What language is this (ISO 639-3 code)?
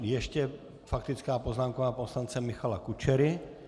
ces